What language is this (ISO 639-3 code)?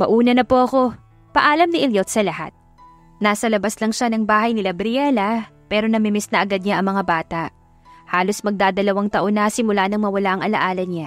fil